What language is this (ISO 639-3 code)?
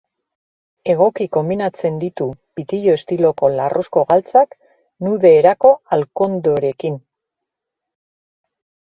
eus